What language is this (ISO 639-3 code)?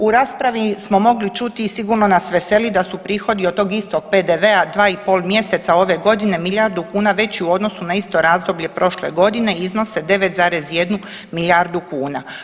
hrv